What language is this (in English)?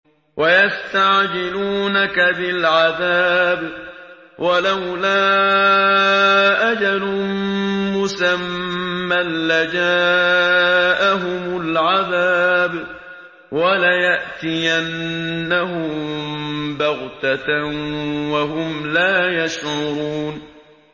Arabic